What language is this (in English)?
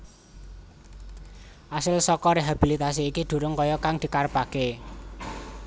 Javanese